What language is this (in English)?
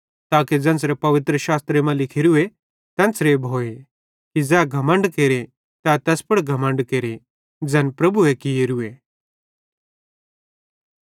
Bhadrawahi